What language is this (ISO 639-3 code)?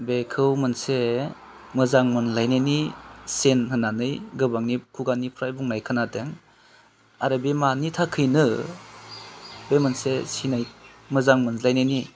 brx